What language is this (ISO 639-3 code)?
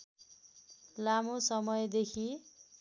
nep